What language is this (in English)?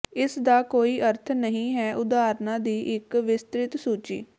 Punjabi